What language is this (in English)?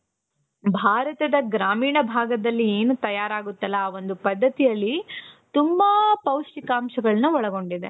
Kannada